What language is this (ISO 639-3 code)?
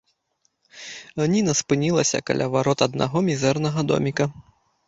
bel